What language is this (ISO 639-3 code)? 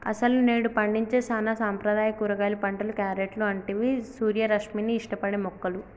tel